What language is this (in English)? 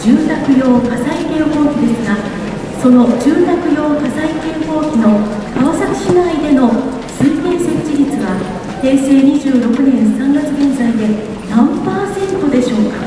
Japanese